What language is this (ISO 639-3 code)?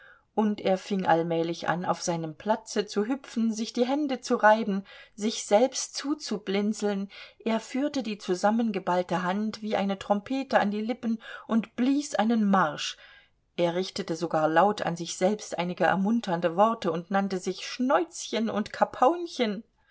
deu